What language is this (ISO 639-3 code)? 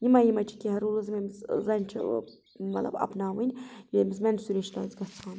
kas